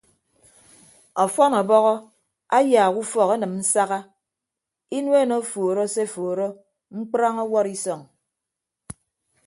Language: Ibibio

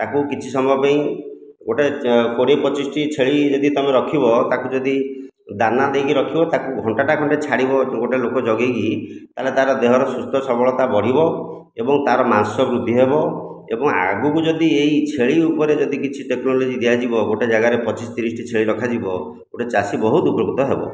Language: Odia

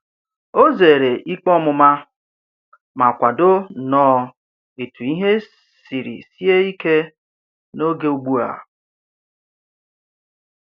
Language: Igbo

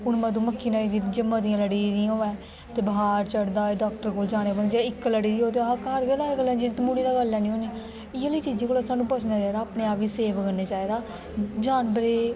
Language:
Dogri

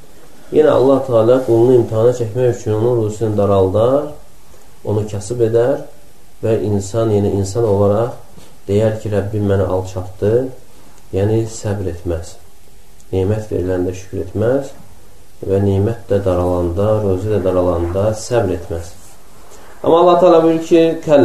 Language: Turkish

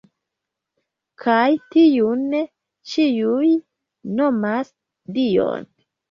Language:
Esperanto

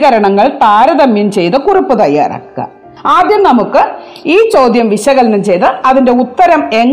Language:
Malayalam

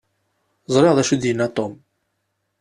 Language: Kabyle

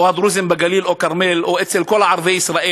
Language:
Hebrew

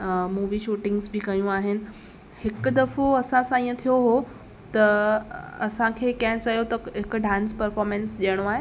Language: Sindhi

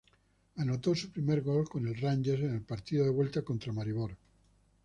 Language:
Spanish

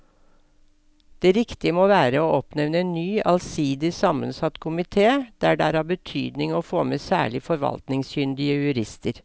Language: Norwegian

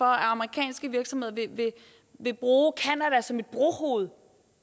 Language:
Danish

